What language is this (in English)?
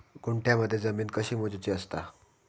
Marathi